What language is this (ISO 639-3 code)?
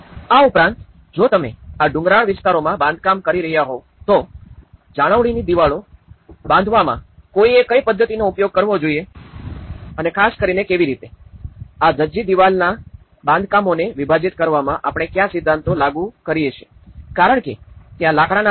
guj